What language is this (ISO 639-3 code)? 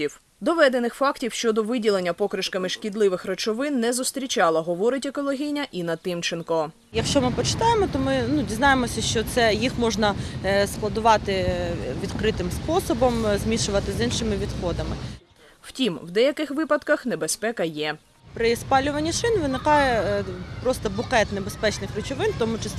ukr